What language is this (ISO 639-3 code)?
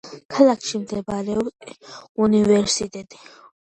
kat